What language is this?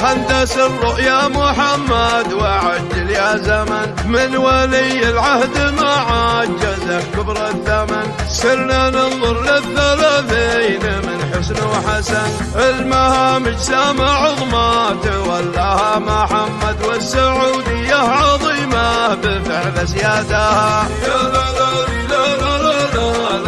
Arabic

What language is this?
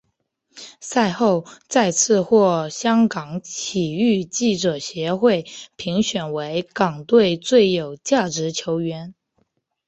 Chinese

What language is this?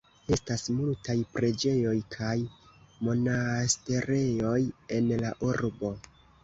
Esperanto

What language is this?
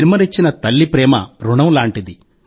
Telugu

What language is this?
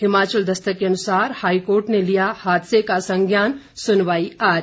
Hindi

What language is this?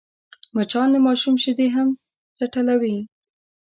Pashto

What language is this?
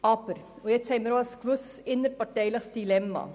Swiss German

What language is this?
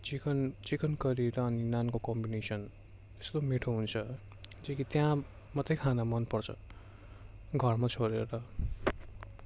Nepali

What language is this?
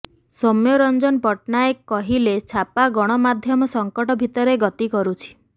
Odia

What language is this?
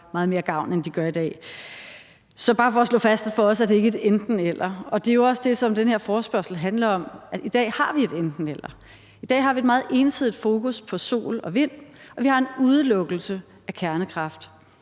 Danish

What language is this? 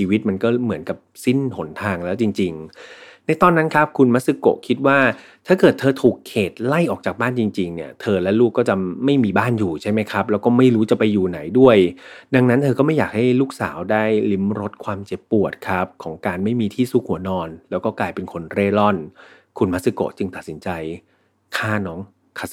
Thai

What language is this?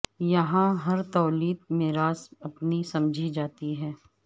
Urdu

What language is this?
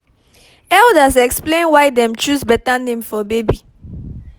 Nigerian Pidgin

